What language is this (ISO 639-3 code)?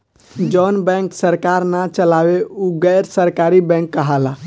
bho